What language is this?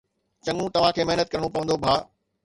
Sindhi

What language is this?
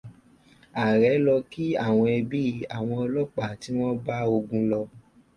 Yoruba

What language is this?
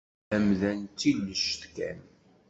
Kabyle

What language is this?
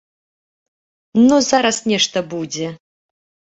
Belarusian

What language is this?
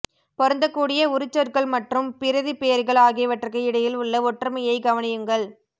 Tamil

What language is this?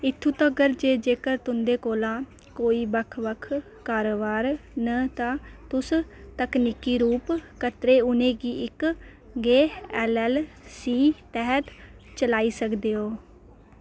Dogri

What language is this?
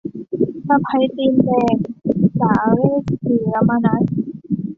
Thai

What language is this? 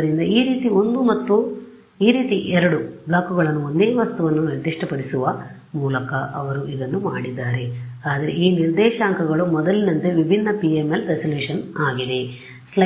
Kannada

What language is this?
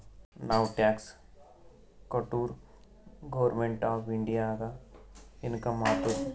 Kannada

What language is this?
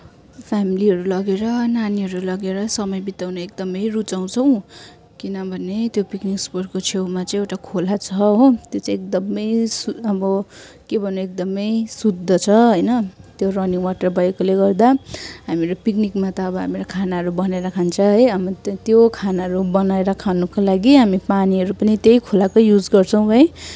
Nepali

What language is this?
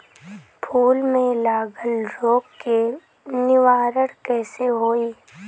Bhojpuri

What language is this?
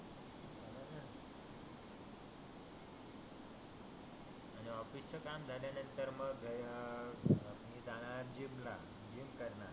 Marathi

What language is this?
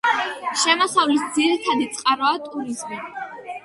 Georgian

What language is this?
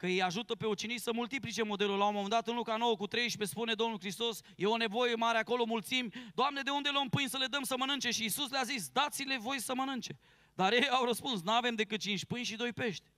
Romanian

